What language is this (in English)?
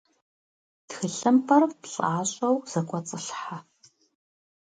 Kabardian